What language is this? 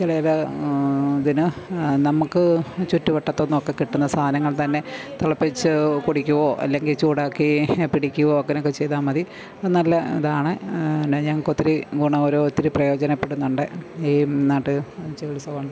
Malayalam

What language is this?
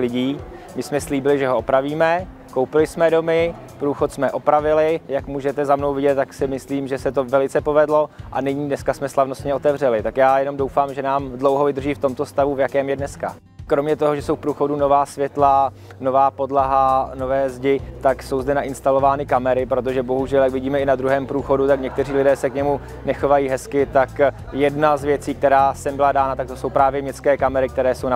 Czech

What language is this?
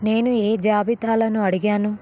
Telugu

